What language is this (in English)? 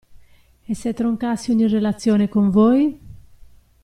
Italian